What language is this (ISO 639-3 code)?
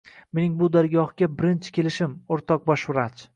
uzb